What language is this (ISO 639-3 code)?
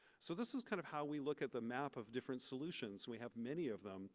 eng